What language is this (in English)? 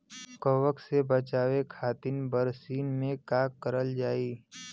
Bhojpuri